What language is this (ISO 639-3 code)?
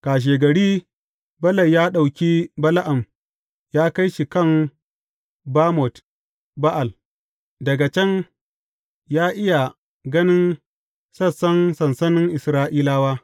hau